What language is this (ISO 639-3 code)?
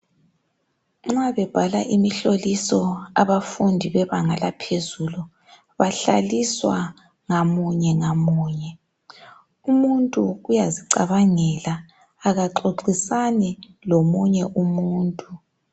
nde